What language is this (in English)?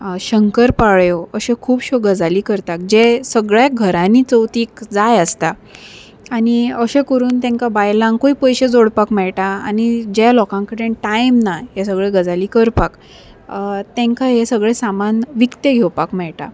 Konkani